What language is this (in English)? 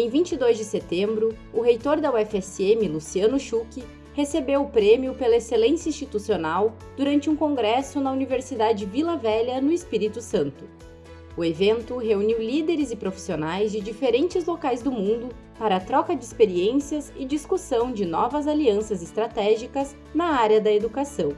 Portuguese